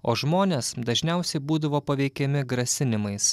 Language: Lithuanian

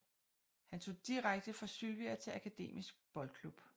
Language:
Danish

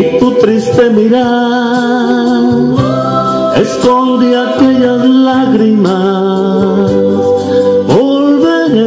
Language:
Greek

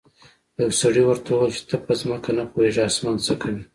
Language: Pashto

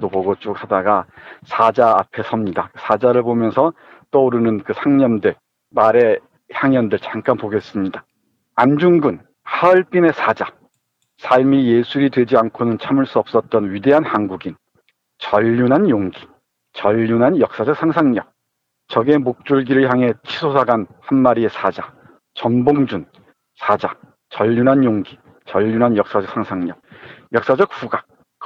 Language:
Korean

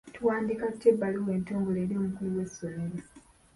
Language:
Ganda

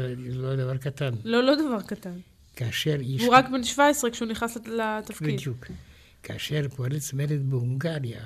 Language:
Hebrew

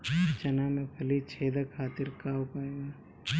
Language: Bhojpuri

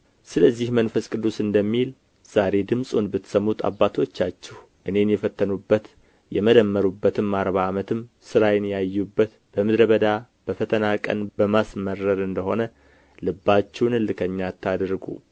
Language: Amharic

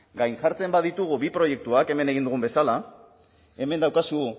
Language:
Basque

